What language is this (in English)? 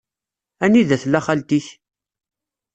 Kabyle